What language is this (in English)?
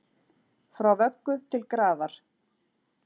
Icelandic